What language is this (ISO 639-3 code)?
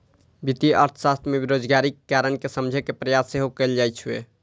mai